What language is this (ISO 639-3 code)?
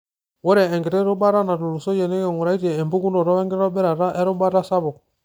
mas